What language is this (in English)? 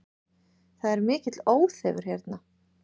Icelandic